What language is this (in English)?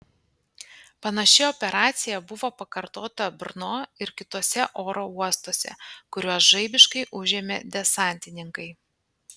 Lithuanian